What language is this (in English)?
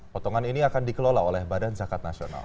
Indonesian